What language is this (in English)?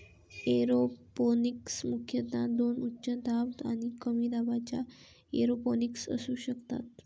Marathi